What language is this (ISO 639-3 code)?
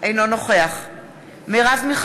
heb